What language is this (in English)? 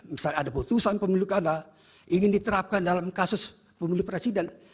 Indonesian